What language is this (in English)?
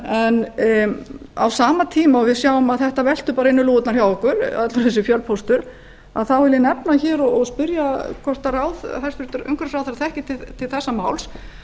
Icelandic